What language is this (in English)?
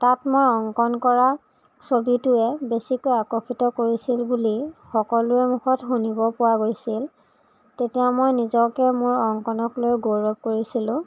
Assamese